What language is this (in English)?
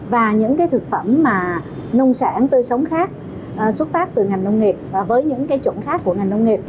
Vietnamese